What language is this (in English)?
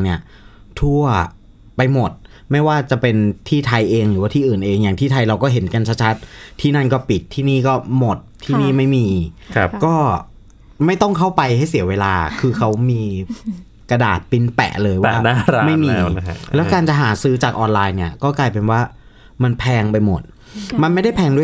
Thai